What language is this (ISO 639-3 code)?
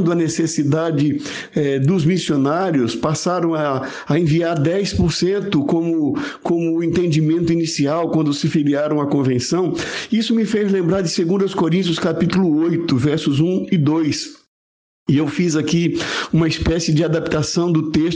por